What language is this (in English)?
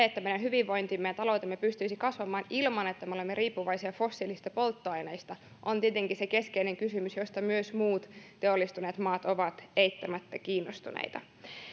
Finnish